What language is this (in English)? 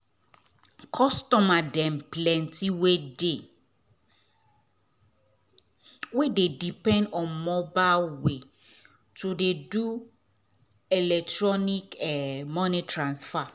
Nigerian Pidgin